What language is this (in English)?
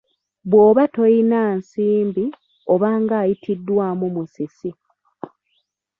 Ganda